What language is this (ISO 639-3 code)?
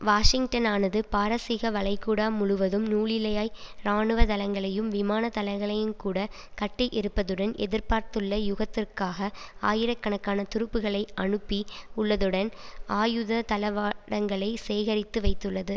tam